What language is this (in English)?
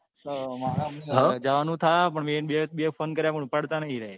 Gujarati